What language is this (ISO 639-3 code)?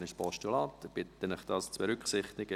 gsw